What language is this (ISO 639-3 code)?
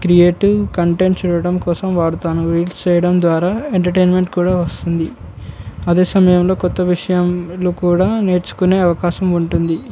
tel